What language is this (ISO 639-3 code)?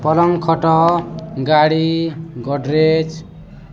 ori